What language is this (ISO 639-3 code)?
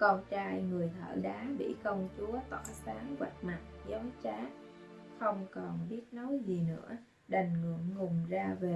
vie